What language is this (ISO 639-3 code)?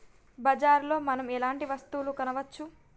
tel